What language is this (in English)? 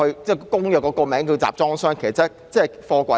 Cantonese